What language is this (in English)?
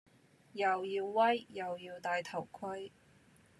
Cantonese